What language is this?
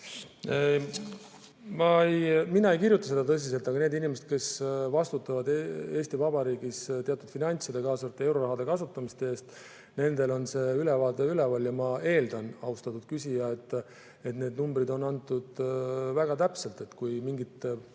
Estonian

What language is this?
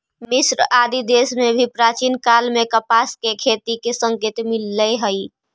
Magahi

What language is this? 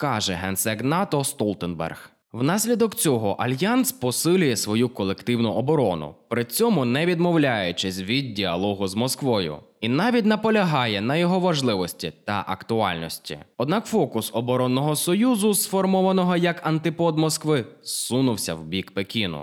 Ukrainian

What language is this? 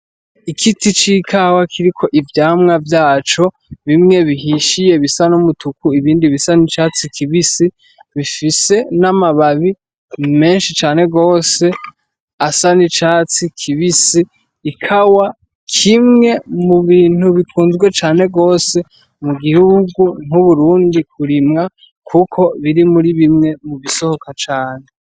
Rundi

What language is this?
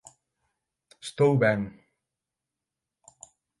Galician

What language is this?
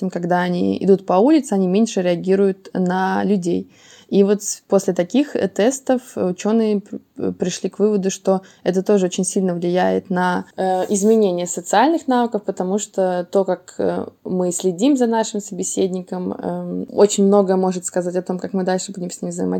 Russian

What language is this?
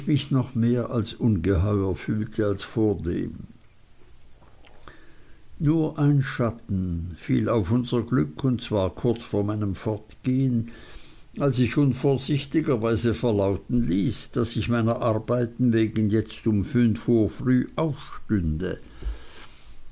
German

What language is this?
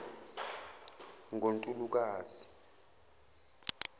Zulu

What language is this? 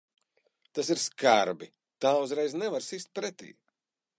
Latvian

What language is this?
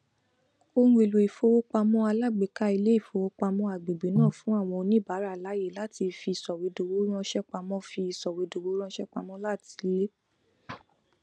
Yoruba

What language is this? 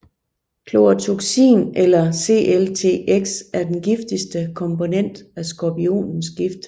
Danish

